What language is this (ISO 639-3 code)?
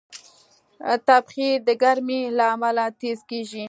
pus